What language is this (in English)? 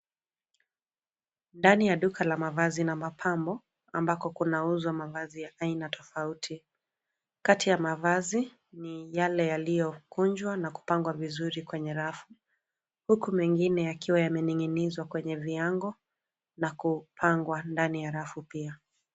Swahili